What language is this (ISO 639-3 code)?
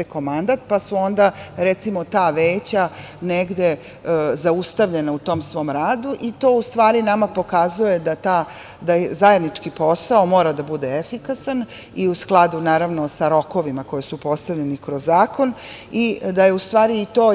srp